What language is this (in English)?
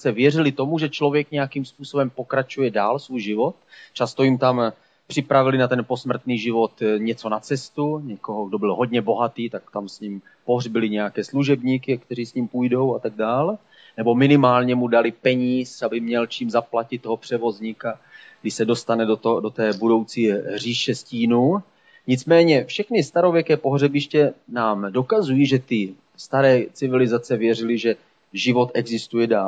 Czech